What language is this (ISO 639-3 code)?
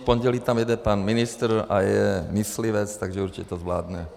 ces